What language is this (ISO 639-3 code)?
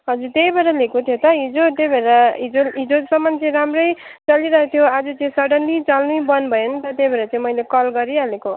nep